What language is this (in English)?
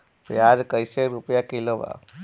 Bhojpuri